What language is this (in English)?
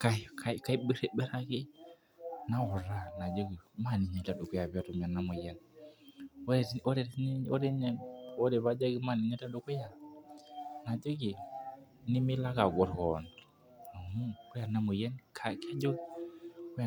Masai